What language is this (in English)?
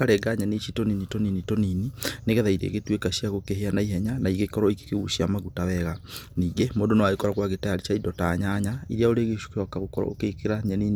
Kikuyu